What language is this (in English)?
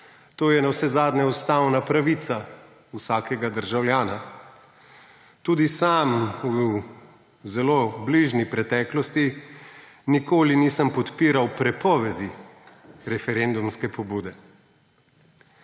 Slovenian